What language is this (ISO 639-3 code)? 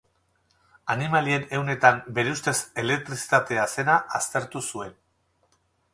eus